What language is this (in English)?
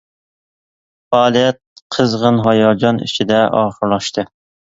Uyghur